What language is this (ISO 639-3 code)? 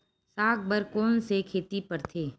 hne